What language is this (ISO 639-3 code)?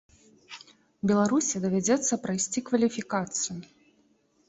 bel